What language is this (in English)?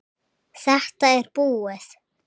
Icelandic